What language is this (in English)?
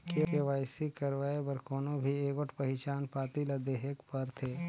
Chhattisgarhi